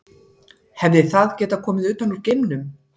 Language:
Icelandic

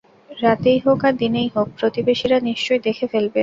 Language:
Bangla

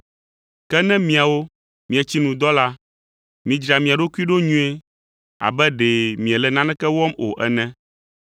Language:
Ewe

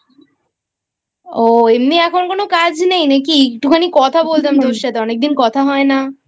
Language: Bangla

